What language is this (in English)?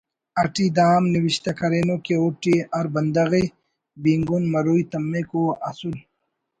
Brahui